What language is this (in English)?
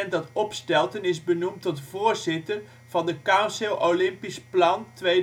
Dutch